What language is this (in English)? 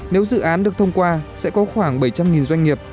Vietnamese